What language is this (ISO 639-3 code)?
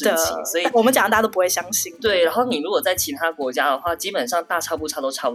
zho